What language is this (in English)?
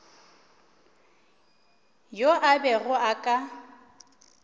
Northern Sotho